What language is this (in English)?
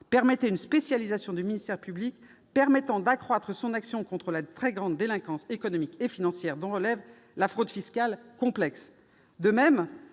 French